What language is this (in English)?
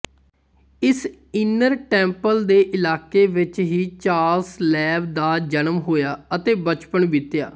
Punjabi